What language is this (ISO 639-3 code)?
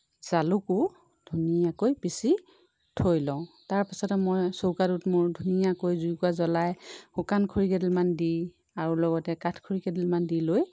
asm